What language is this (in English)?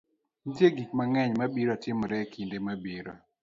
Luo (Kenya and Tanzania)